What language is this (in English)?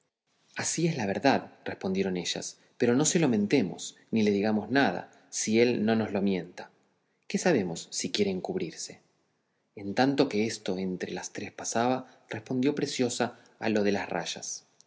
Spanish